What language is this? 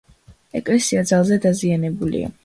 Georgian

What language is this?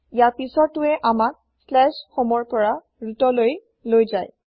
Assamese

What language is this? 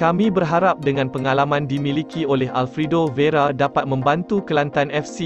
Malay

